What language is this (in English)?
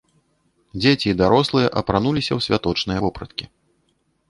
Belarusian